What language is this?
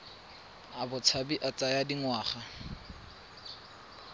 Tswana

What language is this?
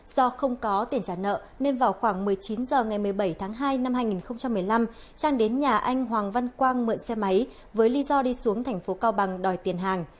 Vietnamese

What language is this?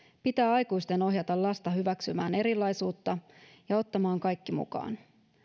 Finnish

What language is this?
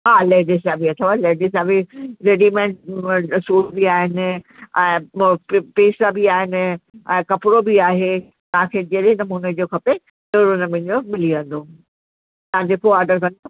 Sindhi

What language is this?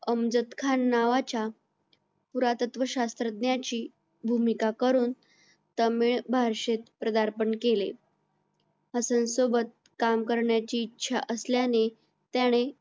Marathi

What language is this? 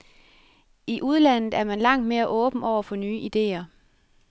Danish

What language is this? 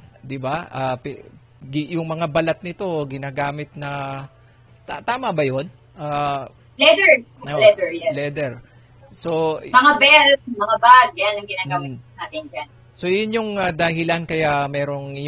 Filipino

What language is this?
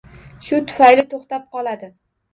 Uzbek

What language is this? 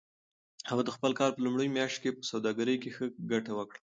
Pashto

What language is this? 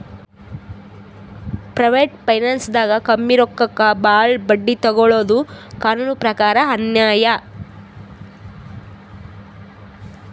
Kannada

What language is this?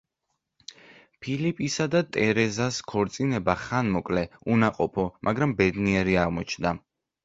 Georgian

